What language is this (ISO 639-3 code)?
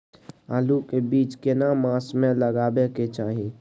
mai